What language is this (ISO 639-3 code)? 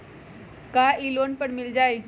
mag